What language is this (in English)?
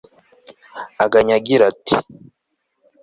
Kinyarwanda